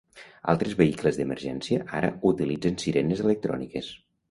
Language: Catalan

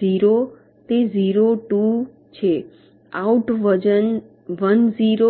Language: Gujarati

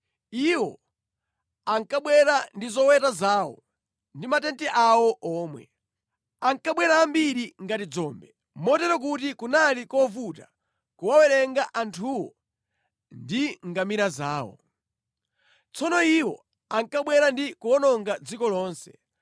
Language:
Nyanja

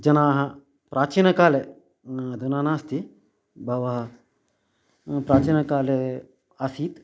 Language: Sanskrit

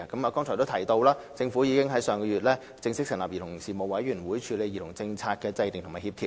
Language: Cantonese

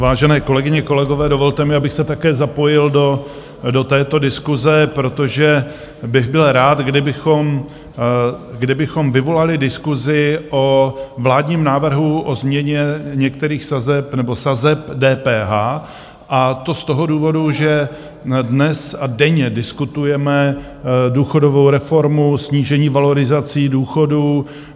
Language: Czech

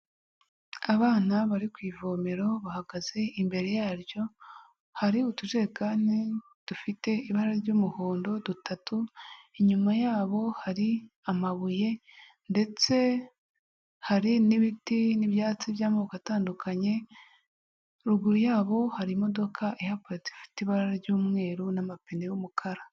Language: Kinyarwanda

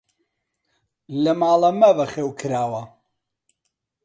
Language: Central Kurdish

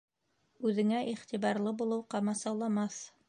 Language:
Bashkir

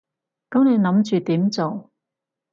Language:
Cantonese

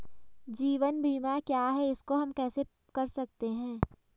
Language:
Hindi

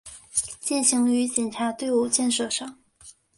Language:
Chinese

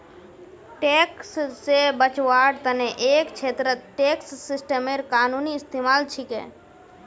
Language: Magahi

